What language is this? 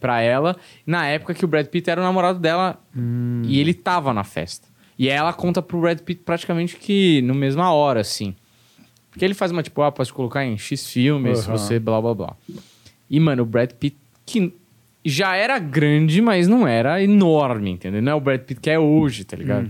Portuguese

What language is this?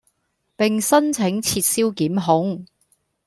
Cantonese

